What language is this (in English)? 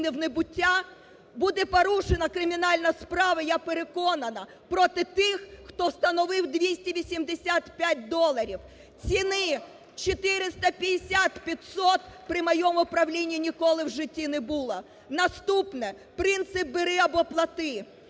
Ukrainian